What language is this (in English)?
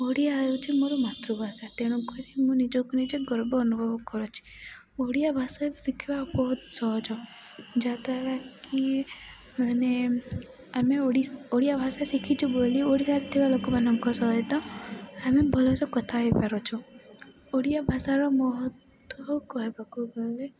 Odia